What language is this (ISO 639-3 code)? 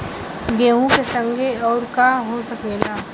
bho